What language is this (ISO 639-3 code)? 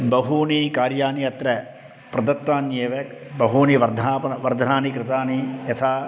san